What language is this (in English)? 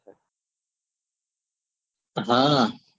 Gujarati